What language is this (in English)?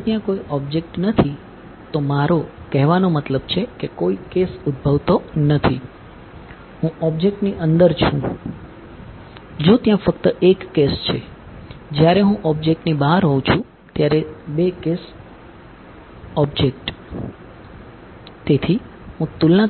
Gujarati